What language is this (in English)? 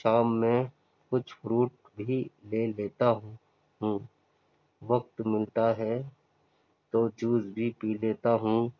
Urdu